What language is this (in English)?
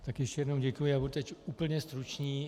Czech